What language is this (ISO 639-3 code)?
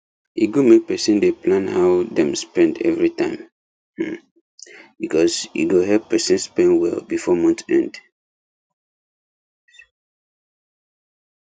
pcm